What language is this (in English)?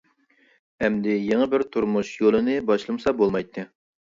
Uyghur